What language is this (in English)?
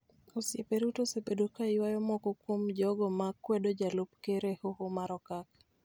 Luo (Kenya and Tanzania)